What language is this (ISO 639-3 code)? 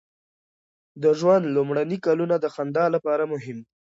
pus